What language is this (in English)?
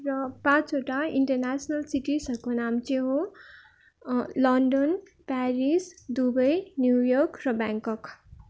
Nepali